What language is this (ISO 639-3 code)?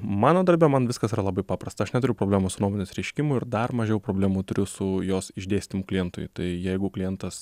lit